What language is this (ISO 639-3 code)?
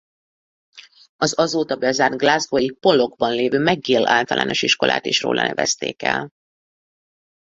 hun